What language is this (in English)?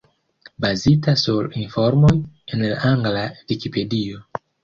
Esperanto